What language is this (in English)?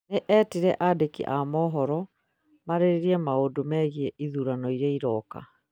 Kikuyu